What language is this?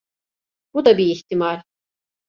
Turkish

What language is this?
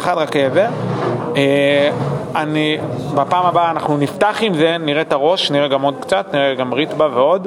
Hebrew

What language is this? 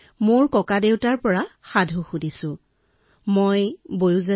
Assamese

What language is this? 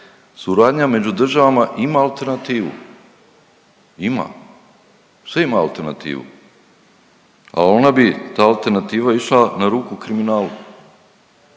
Croatian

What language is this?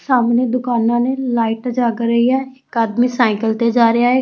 Punjabi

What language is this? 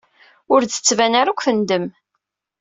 Kabyle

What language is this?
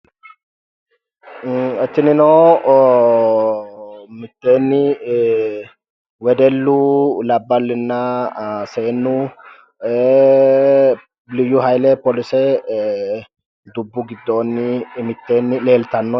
Sidamo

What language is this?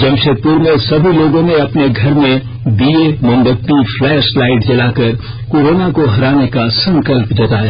Hindi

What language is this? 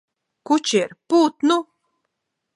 Latvian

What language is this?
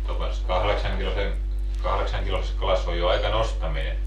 Finnish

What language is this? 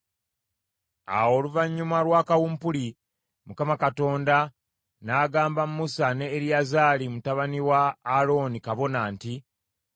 Ganda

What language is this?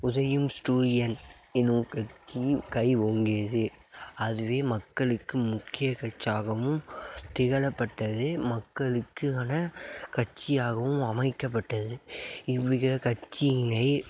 Tamil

